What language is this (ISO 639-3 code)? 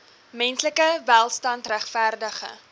afr